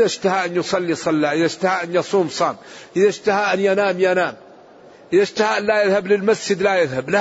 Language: Arabic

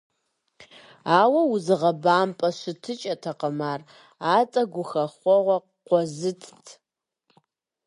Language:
Kabardian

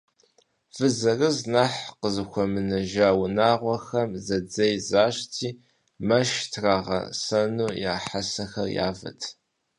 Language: Kabardian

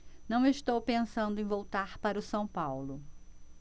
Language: Portuguese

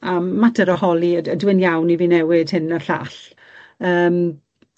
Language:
Welsh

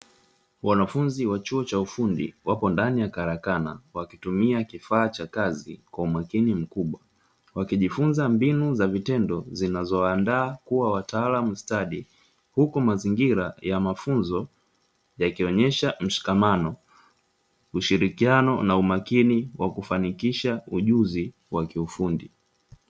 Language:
Swahili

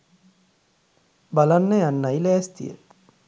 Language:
Sinhala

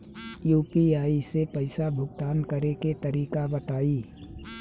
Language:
Bhojpuri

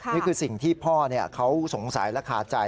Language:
Thai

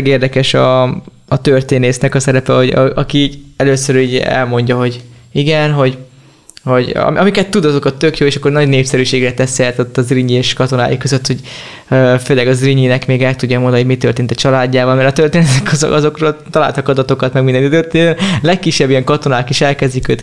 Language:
Hungarian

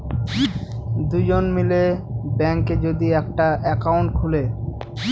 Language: Bangla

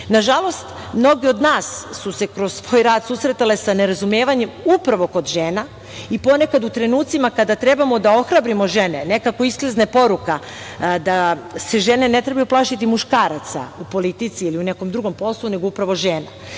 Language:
Serbian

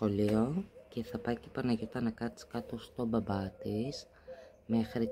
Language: Greek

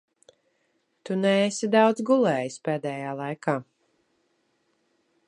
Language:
Latvian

